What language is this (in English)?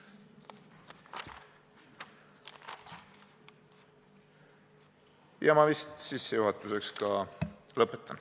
Estonian